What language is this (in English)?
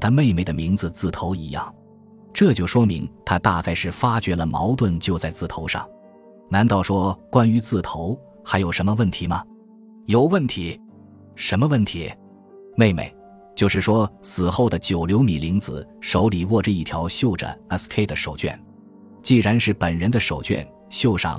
Chinese